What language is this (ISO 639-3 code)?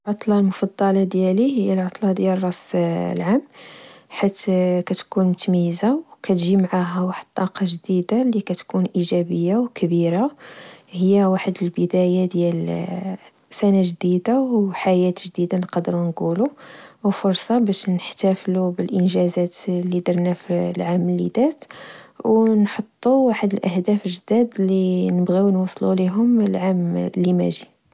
ary